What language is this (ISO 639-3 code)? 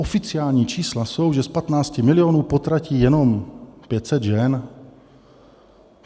ces